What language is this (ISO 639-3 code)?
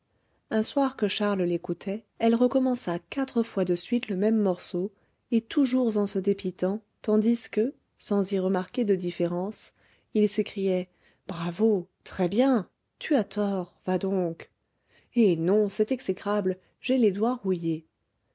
fra